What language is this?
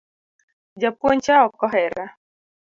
Luo (Kenya and Tanzania)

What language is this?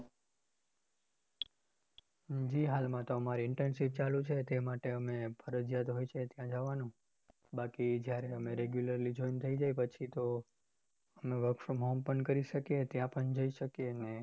Gujarati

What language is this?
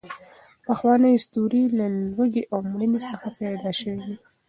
Pashto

